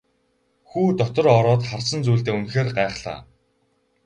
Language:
Mongolian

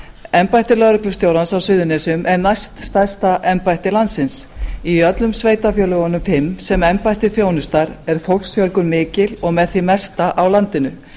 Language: Icelandic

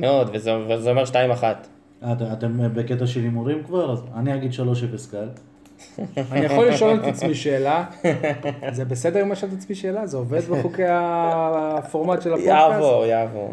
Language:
Hebrew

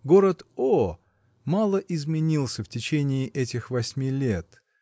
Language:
Russian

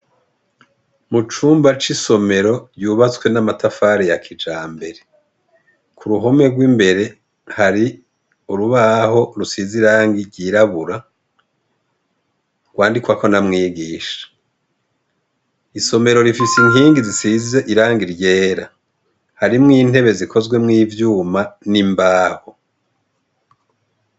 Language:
Rundi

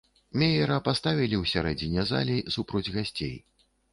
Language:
Belarusian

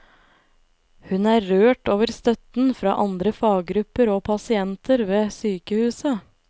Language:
Norwegian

